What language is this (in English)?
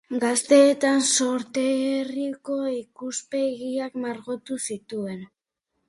Basque